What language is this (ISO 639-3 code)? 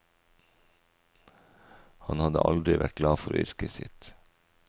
nor